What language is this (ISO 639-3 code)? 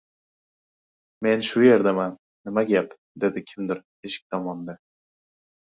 uzb